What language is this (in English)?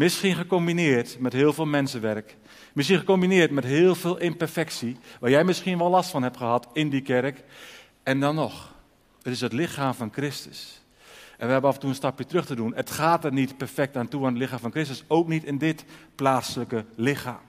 Dutch